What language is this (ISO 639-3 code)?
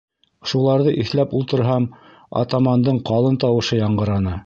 bak